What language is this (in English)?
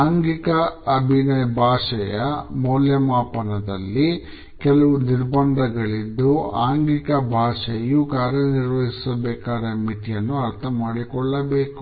Kannada